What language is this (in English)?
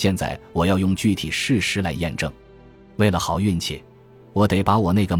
Chinese